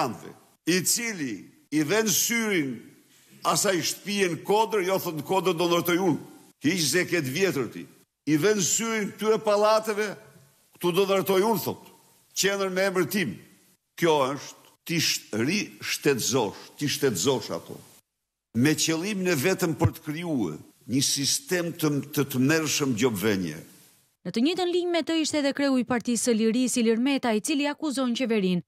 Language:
Romanian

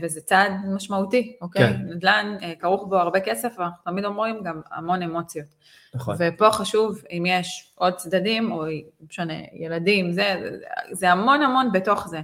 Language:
Hebrew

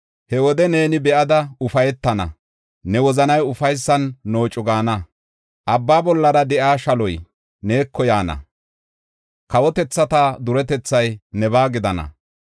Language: Gofa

